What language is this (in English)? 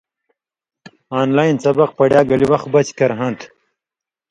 Indus Kohistani